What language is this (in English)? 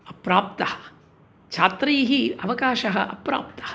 Sanskrit